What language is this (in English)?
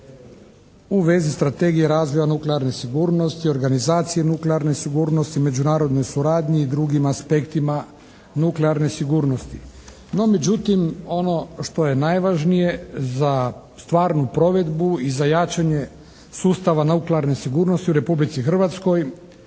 Croatian